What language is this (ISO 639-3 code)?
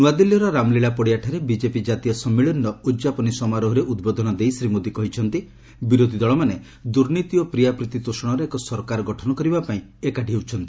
ori